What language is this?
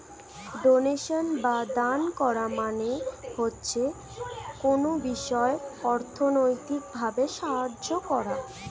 Bangla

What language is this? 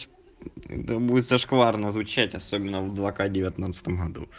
Russian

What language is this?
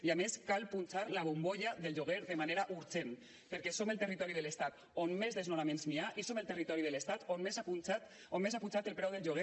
Catalan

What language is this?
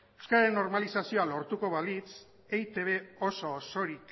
Basque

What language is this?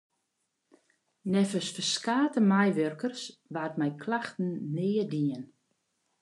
Western Frisian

